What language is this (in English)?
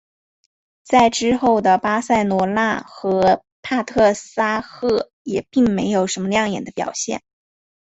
Chinese